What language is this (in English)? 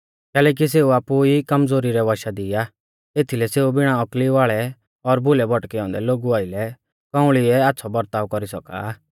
Mahasu Pahari